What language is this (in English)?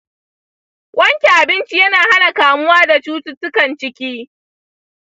Hausa